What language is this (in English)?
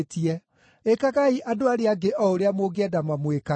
Kikuyu